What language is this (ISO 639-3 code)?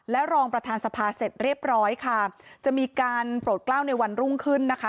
tha